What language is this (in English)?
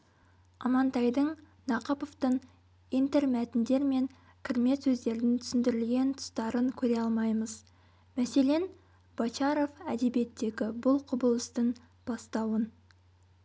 Kazakh